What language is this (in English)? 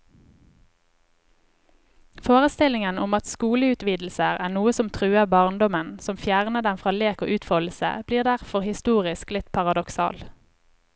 Norwegian